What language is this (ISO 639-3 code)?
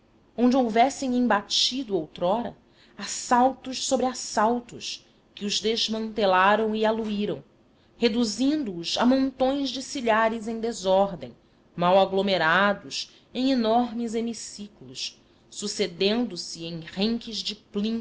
por